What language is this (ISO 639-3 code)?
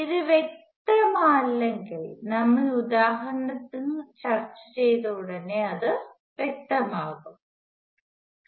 mal